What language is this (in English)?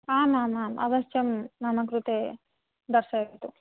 Sanskrit